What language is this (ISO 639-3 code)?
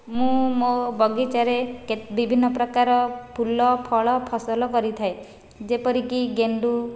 ori